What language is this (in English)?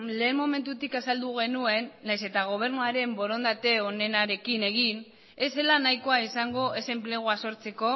Basque